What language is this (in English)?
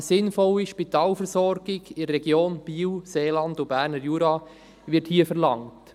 Swiss German